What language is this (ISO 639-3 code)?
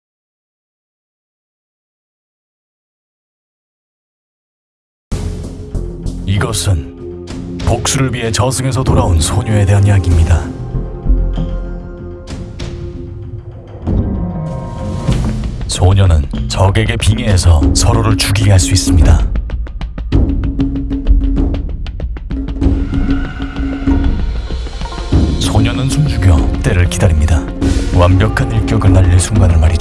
kor